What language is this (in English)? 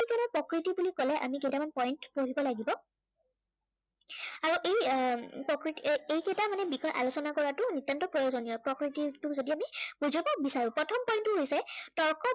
Assamese